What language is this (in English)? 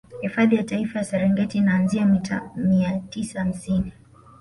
Swahili